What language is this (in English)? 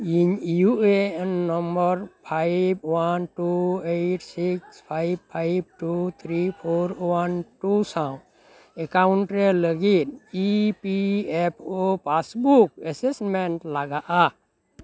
Santali